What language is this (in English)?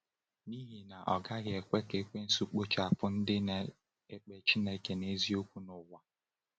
Igbo